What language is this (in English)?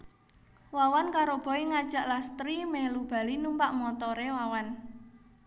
Javanese